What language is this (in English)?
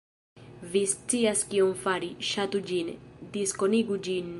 Esperanto